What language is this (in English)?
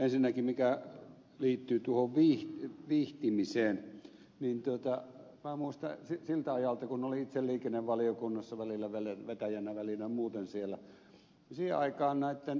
Finnish